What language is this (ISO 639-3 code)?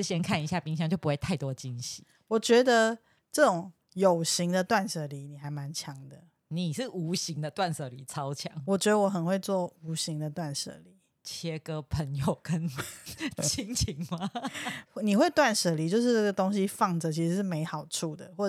zho